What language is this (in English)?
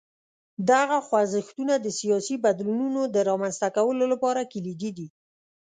Pashto